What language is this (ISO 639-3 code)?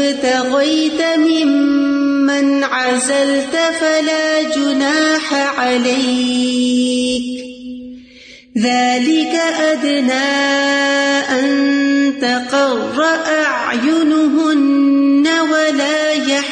urd